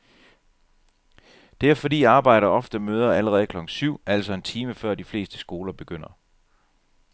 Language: Danish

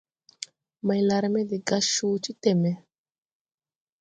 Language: Tupuri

